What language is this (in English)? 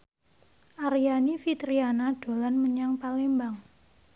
Javanese